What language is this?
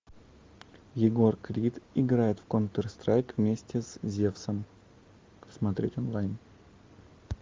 Russian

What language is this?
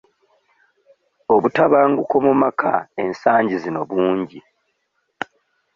Ganda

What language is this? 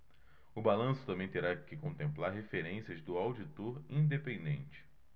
Portuguese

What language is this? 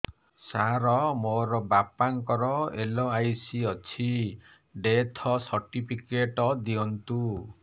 Odia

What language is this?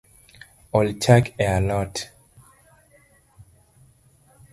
Luo (Kenya and Tanzania)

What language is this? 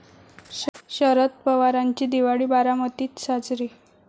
Marathi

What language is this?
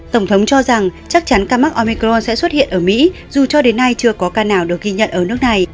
Vietnamese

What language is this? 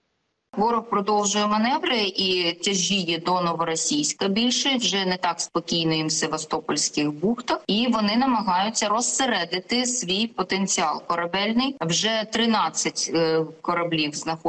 Ukrainian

